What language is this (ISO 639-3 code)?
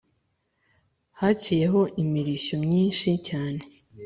kin